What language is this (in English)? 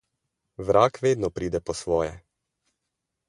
Slovenian